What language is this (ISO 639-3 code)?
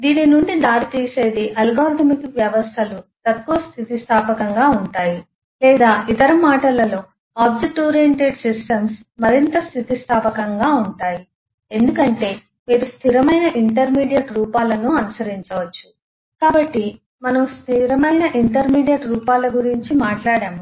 tel